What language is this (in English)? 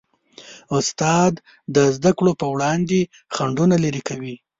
Pashto